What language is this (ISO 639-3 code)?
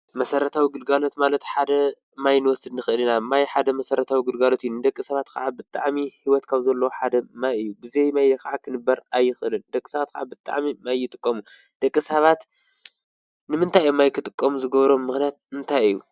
tir